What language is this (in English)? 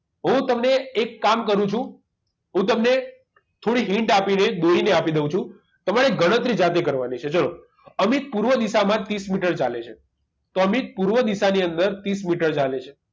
Gujarati